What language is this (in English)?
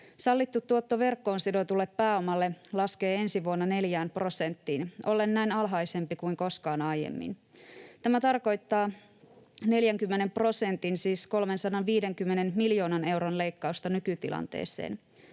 Finnish